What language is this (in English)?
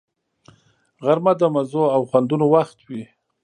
Pashto